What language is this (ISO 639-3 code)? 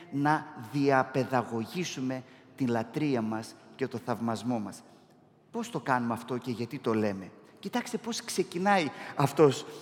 ell